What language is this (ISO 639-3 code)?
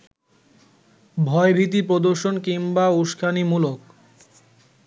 ben